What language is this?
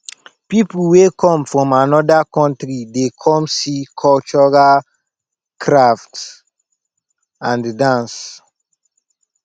Nigerian Pidgin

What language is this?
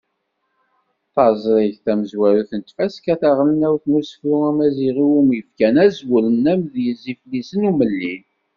Kabyle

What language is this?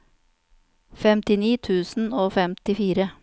Norwegian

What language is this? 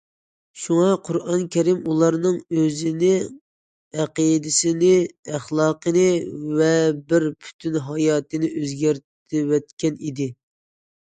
Uyghur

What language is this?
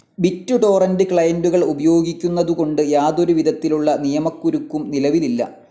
Malayalam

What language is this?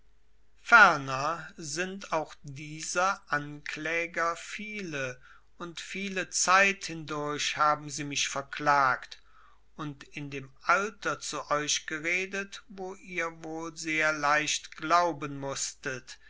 German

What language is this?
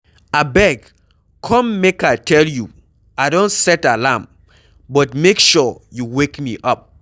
Nigerian Pidgin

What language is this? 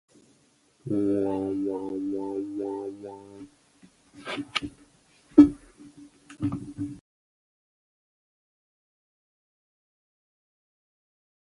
Chinese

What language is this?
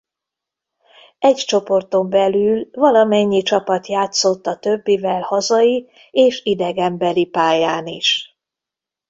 Hungarian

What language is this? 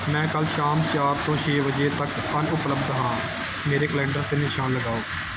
Punjabi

